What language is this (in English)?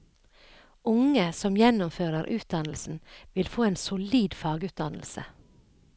Norwegian